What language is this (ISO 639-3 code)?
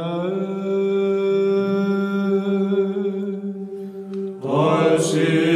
ell